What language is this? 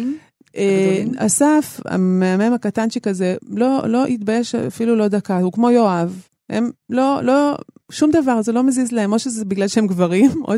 Hebrew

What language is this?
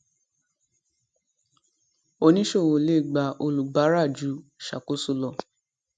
Yoruba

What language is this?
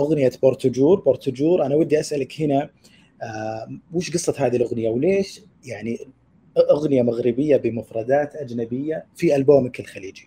Arabic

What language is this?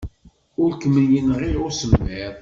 Kabyle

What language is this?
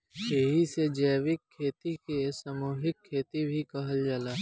Bhojpuri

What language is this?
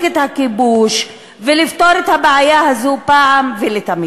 Hebrew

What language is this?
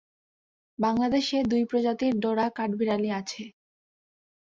Bangla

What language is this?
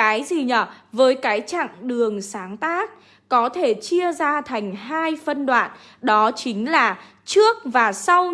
Vietnamese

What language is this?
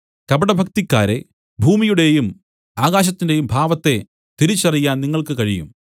Malayalam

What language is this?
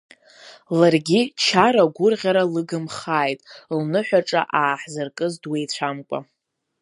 Abkhazian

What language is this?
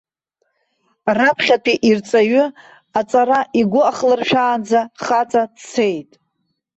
Abkhazian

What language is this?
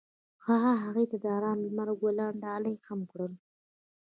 Pashto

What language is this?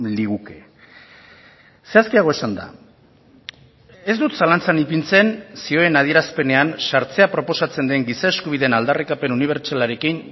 Basque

